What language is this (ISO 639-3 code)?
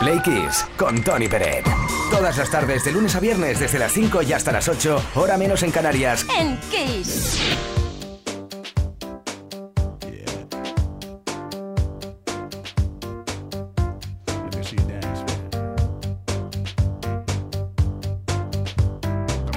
spa